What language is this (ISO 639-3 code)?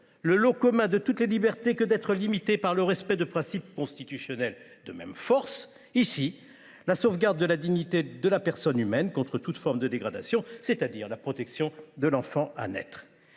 fra